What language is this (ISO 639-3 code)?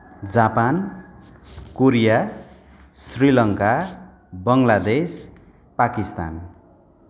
nep